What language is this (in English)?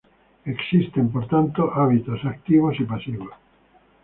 Spanish